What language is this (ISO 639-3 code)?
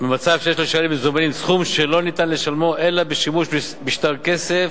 heb